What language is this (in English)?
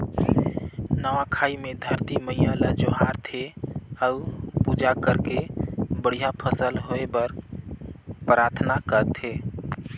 Chhattisgarhi